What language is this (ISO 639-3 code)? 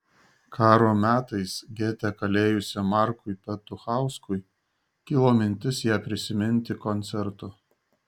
lit